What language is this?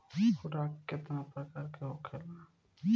Bhojpuri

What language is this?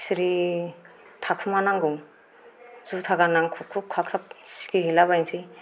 Bodo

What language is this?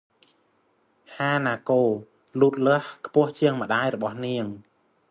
Khmer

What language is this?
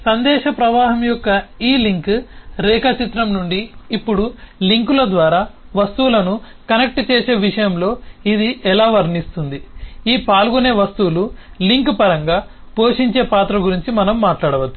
Telugu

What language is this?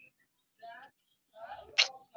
Magahi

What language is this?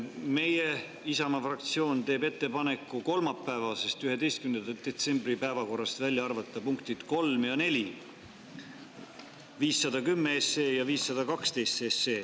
Estonian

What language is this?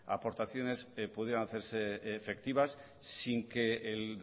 Spanish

